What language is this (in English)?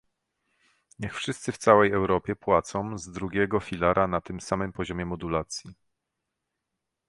Polish